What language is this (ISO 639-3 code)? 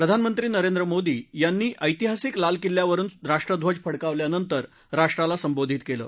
mar